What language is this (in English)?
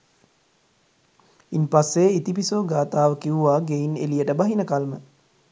Sinhala